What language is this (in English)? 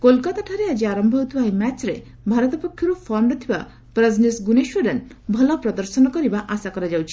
Odia